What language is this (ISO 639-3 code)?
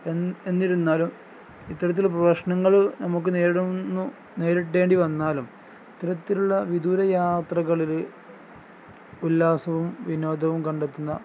mal